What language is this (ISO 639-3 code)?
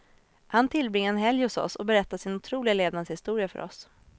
swe